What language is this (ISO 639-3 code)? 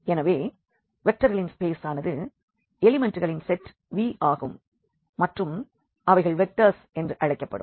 tam